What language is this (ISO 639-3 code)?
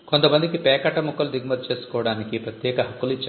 tel